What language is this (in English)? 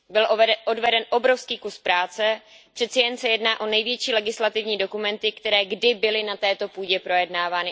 Czech